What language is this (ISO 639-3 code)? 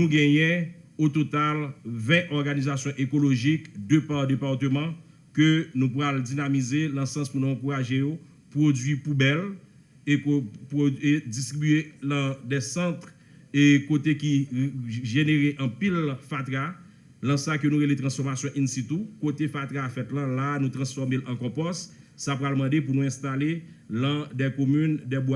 fra